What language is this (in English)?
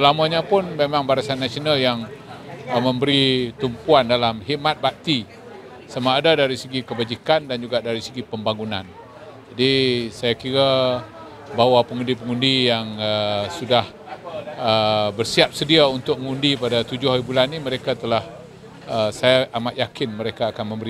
Malay